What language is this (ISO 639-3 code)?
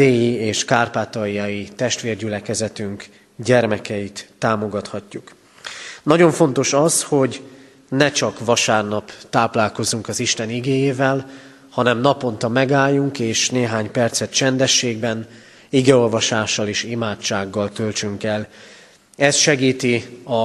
hun